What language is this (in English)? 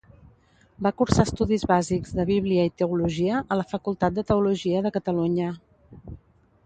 Catalan